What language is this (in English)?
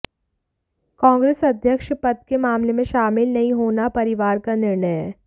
Hindi